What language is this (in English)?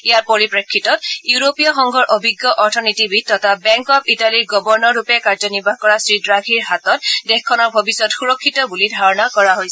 Assamese